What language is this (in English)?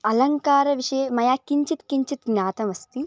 Sanskrit